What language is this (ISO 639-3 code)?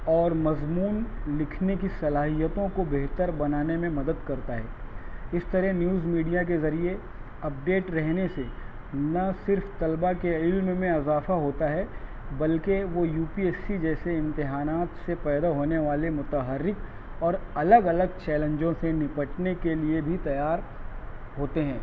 urd